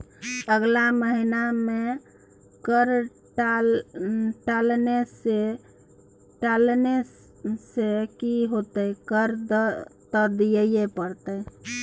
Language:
Maithili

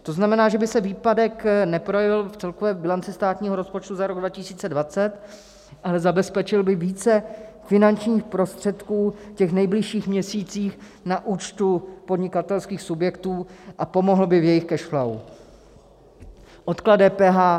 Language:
Czech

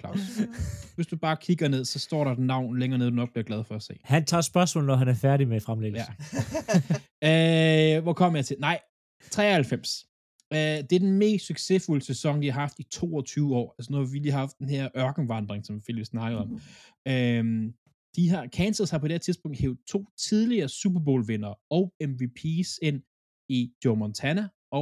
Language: Danish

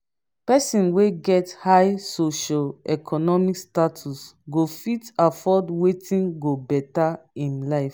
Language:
Nigerian Pidgin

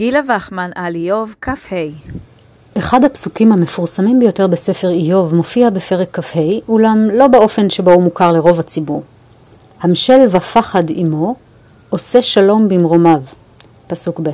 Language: Hebrew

